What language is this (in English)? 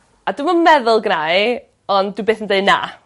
Welsh